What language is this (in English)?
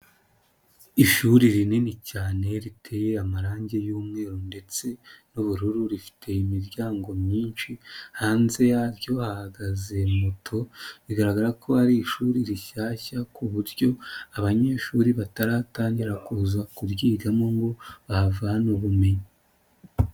Kinyarwanda